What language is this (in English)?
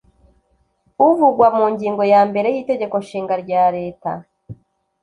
Kinyarwanda